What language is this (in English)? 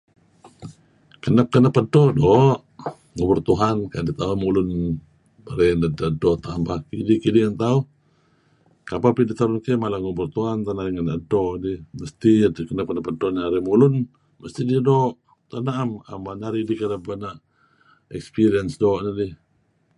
Kelabit